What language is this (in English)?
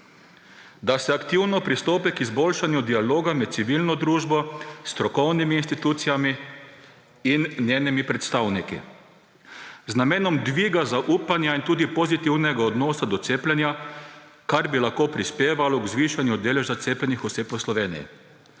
Slovenian